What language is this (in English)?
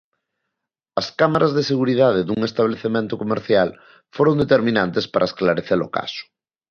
Galician